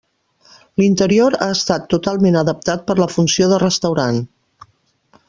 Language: Catalan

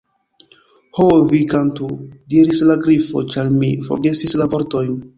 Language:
Esperanto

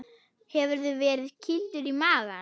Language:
Icelandic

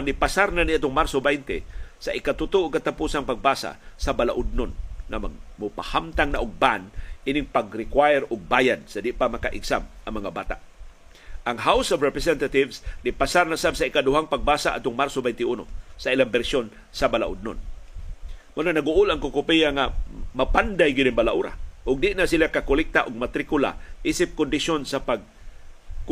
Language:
Filipino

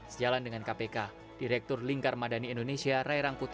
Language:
Indonesian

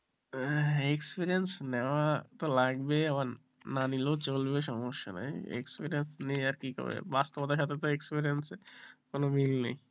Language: Bangla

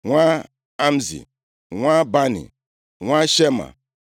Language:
Igbo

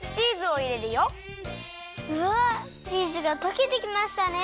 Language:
Japanese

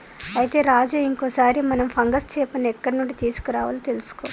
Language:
Telugu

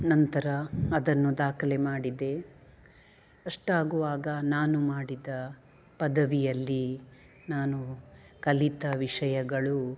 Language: Kannada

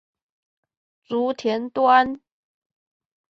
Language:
Chinese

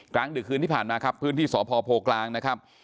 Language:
Thai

